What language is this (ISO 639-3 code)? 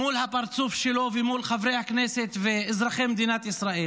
heb